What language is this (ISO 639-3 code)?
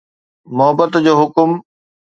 snd